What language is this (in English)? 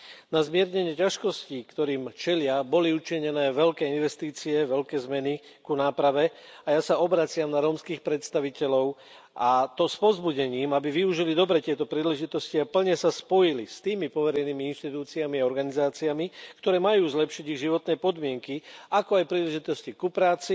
Slovak